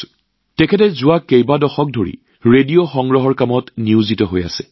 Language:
Assamese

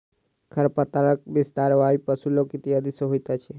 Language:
Maithili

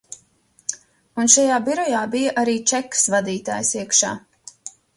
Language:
Latvian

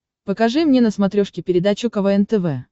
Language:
Russian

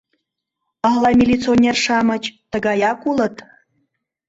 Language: Mari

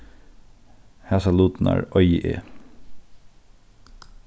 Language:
Faroese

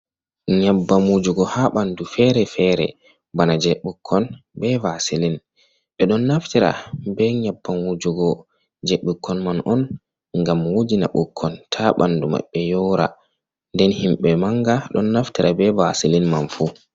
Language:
Fula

